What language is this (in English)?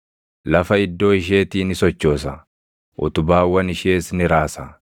Oromo